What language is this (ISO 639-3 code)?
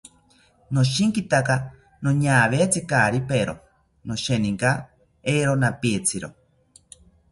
cpy